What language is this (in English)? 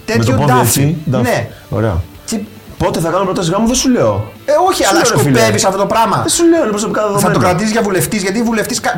Greek